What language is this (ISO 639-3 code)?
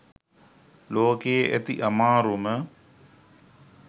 sin